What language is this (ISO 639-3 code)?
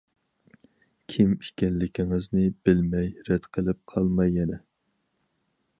uig